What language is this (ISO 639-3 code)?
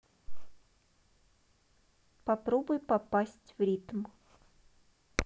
rus